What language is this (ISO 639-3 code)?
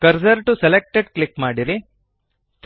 kan